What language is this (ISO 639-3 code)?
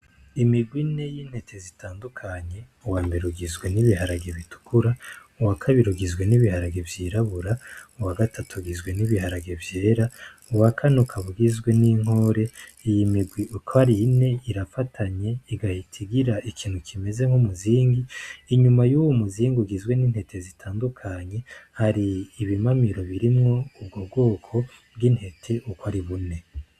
run